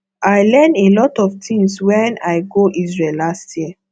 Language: Nigerian Pidgin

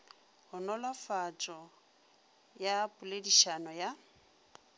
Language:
Northern Sotho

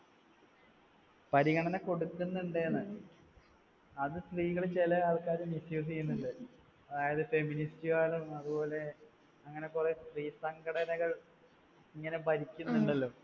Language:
Malayalam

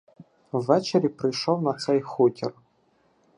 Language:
Ukrainian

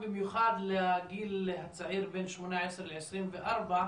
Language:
Hebrew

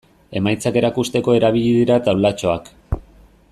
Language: Basque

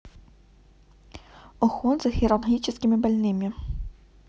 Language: Russian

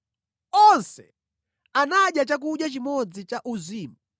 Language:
Nyanja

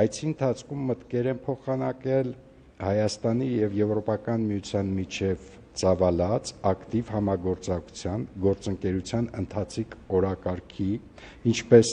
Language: Turkish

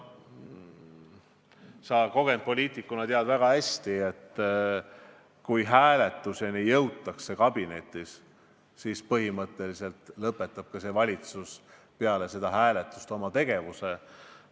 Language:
Estonian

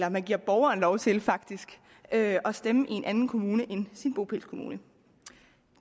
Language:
Danish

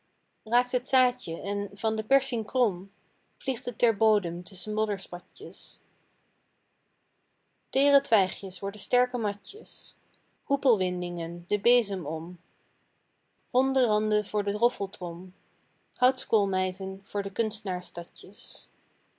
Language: Dutch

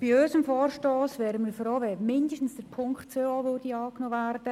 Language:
Swiss German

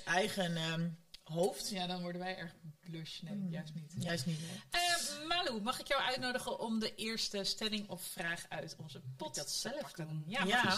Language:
Dutch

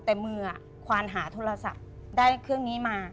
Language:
Thai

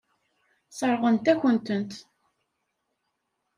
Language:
Kabyle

